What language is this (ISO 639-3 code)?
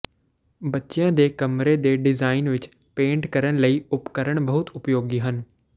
pan